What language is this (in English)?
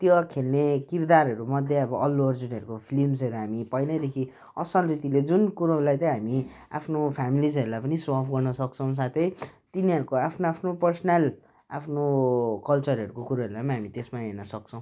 Nepali